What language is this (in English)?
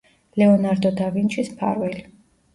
Georgian